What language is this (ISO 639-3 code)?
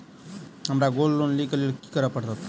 mai